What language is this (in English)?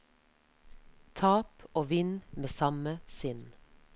Norwegian